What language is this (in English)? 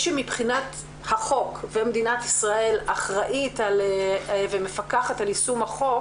Hebrew